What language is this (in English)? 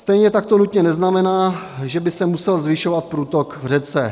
Czech